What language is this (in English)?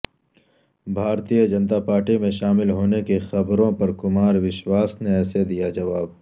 Urdu